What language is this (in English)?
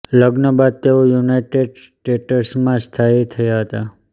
Gujarati